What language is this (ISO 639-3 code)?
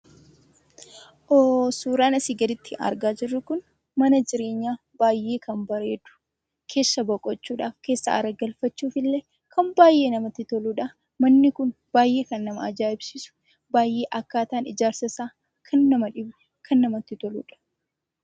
orm